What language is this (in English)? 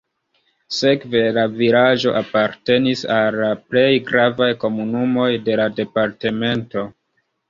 Esperanto